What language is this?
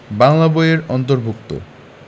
Bangla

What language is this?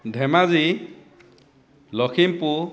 Assamese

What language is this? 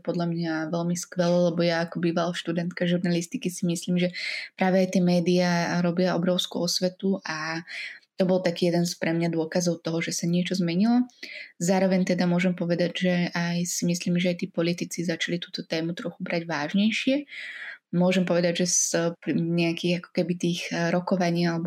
Slovak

